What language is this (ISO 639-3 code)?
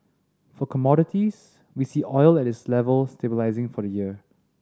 eng